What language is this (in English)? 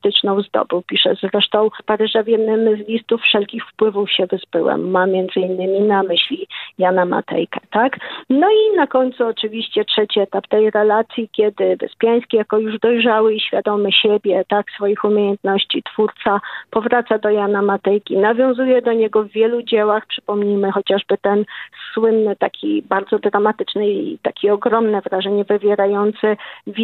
Polish